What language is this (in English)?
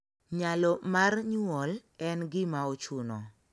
Luo (Kenya and Tanzania)